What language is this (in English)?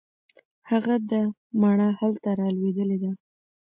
Pashto